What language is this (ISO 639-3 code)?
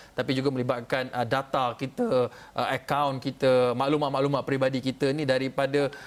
msa